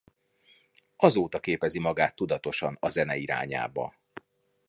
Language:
Hungarian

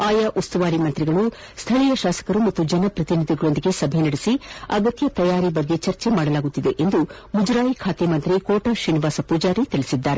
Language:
Kannada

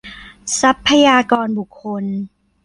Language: Thai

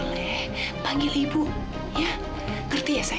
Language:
Indonesian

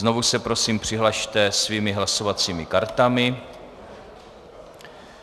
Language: Czech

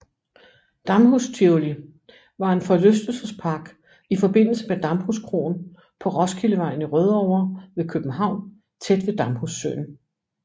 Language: Danish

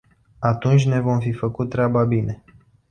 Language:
Romanian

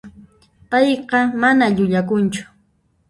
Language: Puno Quechua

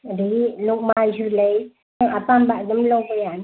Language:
Manipuri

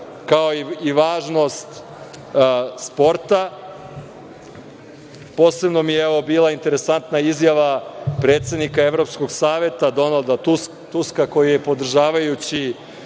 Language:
Serbian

